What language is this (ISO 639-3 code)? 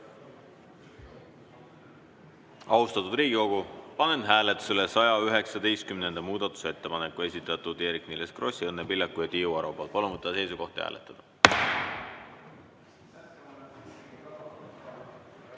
est